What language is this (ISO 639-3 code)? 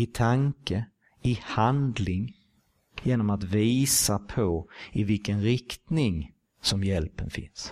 swe